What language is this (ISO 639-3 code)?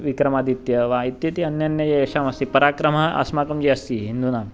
san